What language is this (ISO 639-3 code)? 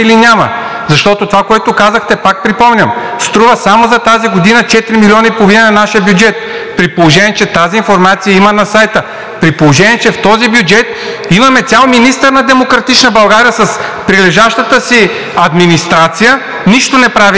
bul